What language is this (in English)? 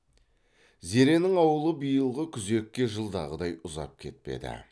Kazakh